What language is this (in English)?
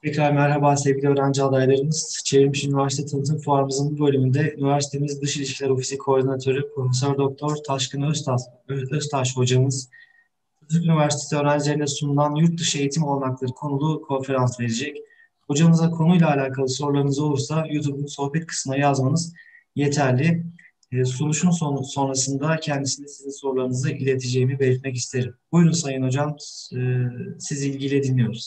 Turkish